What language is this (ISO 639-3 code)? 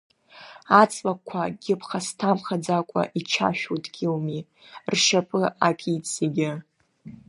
abk